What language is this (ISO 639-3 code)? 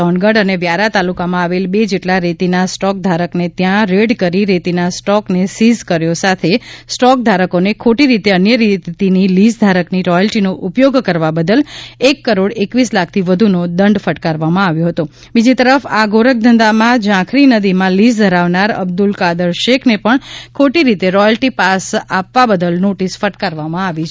guj